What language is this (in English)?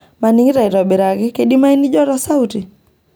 Masai